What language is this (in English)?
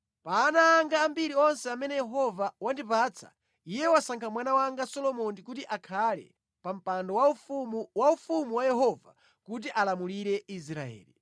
Nyanja